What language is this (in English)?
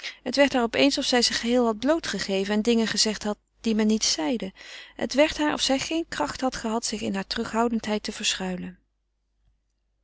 Dutch